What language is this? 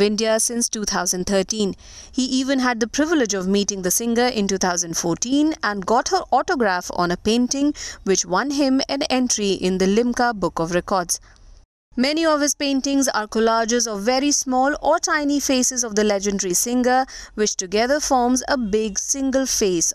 English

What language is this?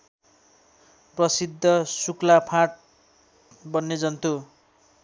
Nepali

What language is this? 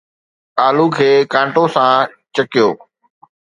Sindhi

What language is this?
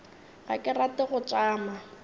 Northern Sotho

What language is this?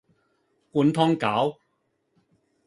Cantonese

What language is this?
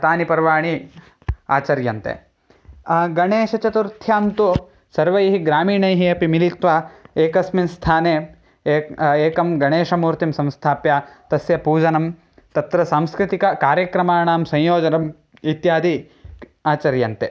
Sanskrit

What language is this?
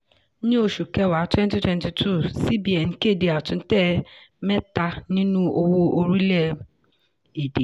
Yoruba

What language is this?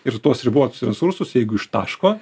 Lithuanian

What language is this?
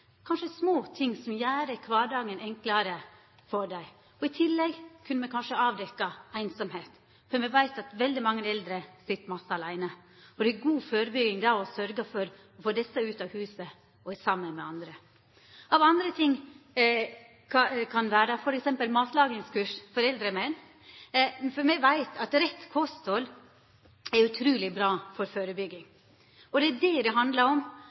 Norwegian Nynorsk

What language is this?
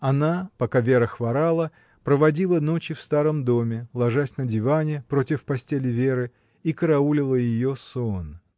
Russian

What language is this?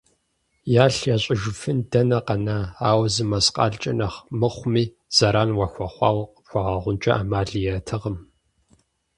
Kabardian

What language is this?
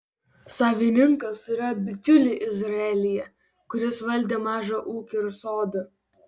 Lithuanian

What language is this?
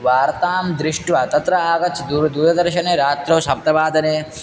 Sanskrit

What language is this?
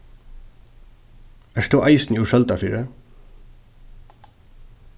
Faroese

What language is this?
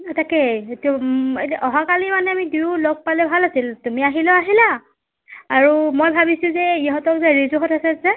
Assamese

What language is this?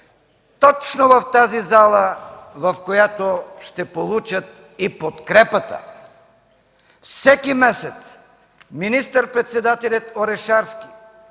Bulgarian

